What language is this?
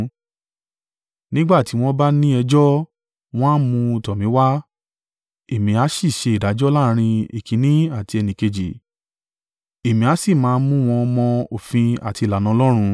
Yoruba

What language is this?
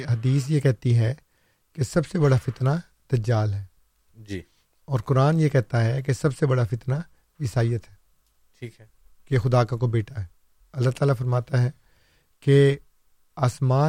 Urdu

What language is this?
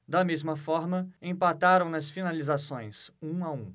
Portuguese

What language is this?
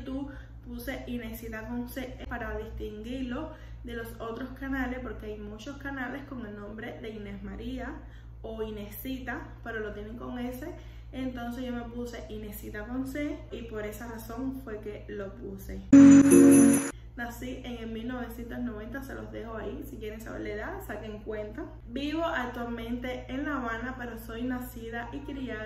Spanish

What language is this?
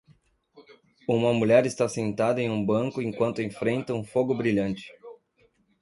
Portuguese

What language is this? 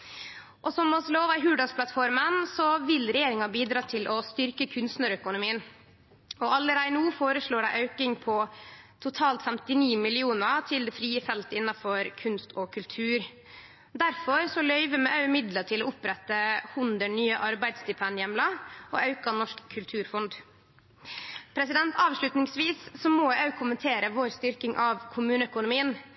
Norwegian Nynorsk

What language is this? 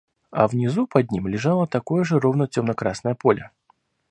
Russian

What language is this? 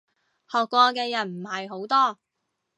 Cantonese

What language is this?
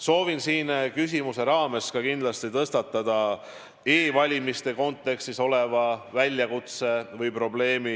Estonian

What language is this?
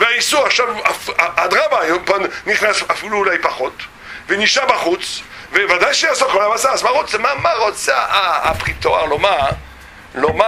Hebrew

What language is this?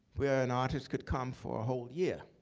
English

